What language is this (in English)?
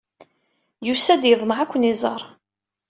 Kabyle